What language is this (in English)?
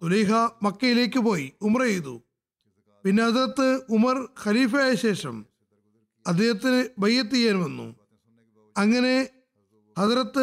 Malayalam